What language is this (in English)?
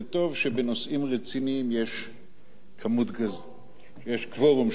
Hebrew